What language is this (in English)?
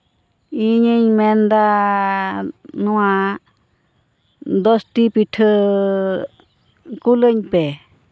Santali